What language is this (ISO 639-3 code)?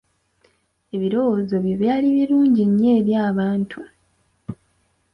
lug